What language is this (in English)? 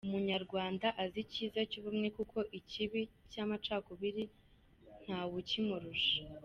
Kinyarwanda